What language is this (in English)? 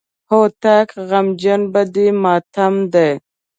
Pashto